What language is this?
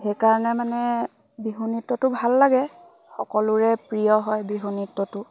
Assamese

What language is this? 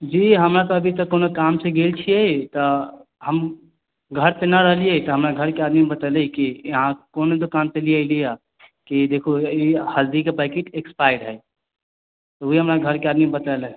Maithili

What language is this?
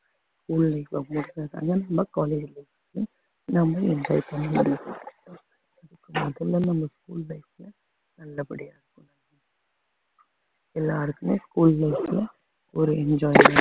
Tamil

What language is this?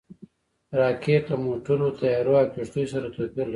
Pashto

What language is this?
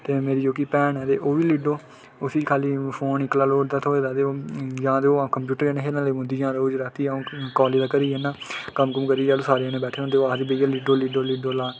Dogri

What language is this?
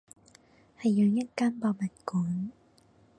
Cantonese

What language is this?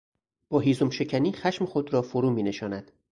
Persian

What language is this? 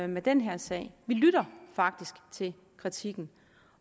Danish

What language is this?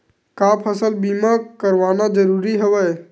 Chhattisgarhi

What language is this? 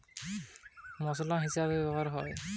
Bangla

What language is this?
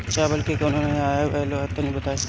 Bhojpuri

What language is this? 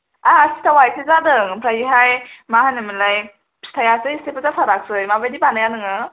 Bodo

